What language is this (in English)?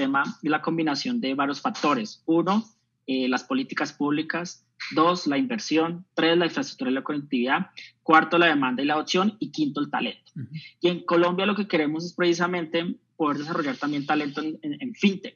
Spanish